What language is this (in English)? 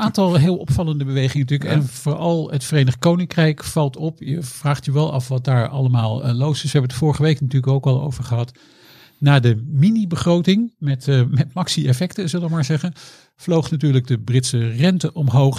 Dutch